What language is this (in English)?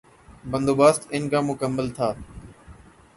Urdu